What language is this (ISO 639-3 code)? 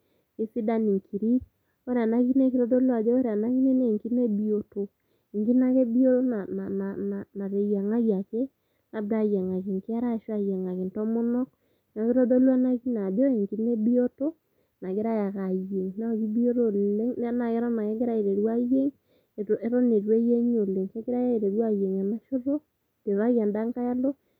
mas